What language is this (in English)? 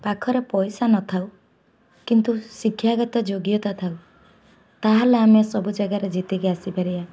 Odia